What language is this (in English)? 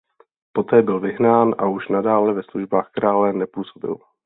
Czech